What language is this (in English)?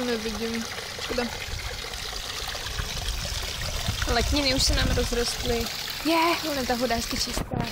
Czech